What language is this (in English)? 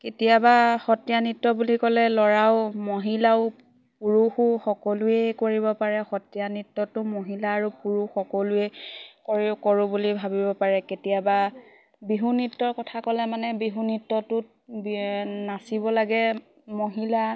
Assamese